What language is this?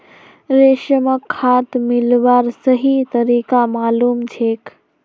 Magahi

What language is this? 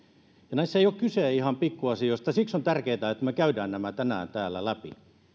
Finnish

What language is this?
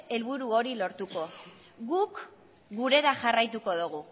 Basque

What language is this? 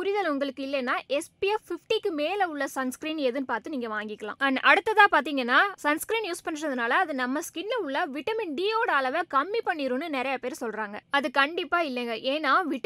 Tamil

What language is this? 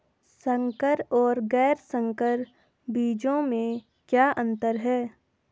Hindi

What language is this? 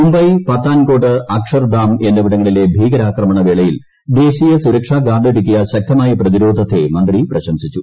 Malayalam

